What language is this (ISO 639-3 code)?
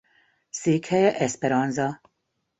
hun